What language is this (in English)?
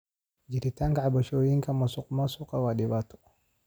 Somali